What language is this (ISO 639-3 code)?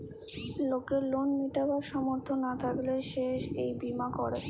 ben